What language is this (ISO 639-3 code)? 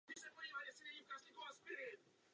ces